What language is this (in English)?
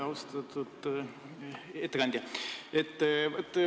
Estonian